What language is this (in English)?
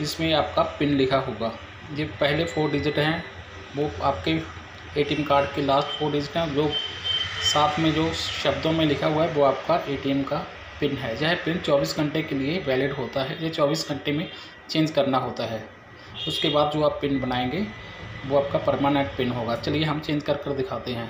Hindi